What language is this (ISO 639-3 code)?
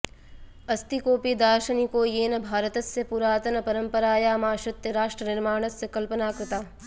san